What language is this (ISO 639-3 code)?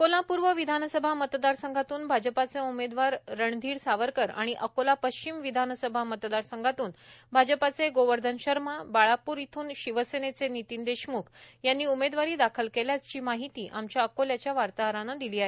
mar